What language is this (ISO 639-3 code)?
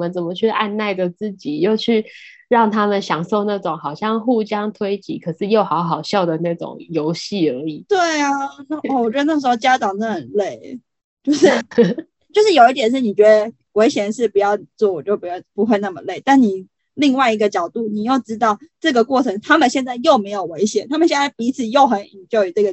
zho